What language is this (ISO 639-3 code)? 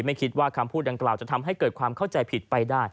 tha